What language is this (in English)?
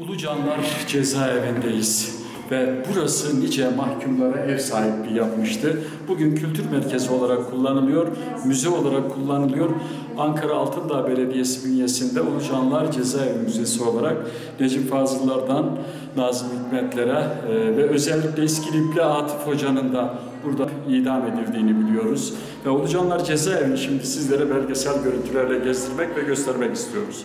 Turkish